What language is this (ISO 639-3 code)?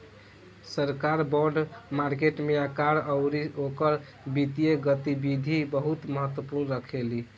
bho